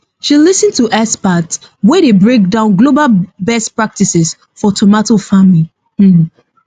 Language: Nigerian Pidgin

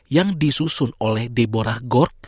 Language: Indonesian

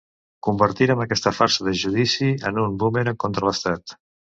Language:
Catalan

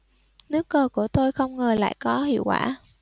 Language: Vietnamese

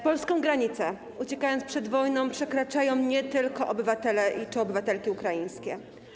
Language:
Polish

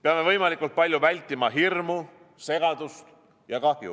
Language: Estonian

